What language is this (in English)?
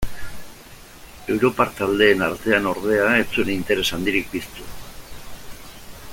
Basque